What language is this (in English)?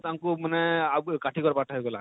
Odia